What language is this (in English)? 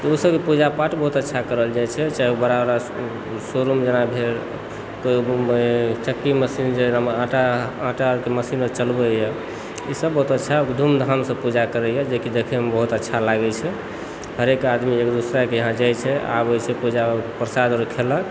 Maithili